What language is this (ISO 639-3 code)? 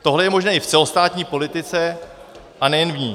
ces